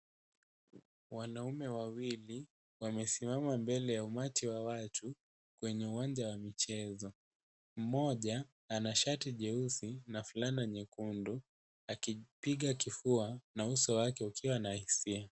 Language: Swahili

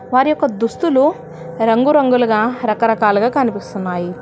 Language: Telugu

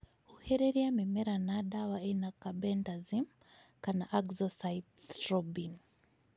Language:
Kikuyu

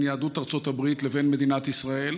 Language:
Hebrew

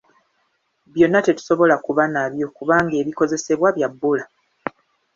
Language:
Ganda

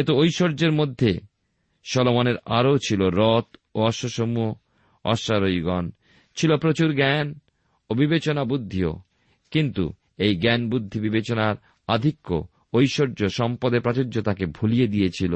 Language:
Bangla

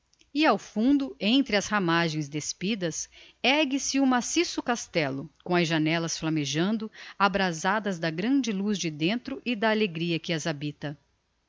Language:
Portuguese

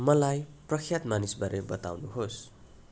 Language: Nepali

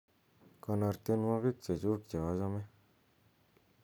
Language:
Kalenjin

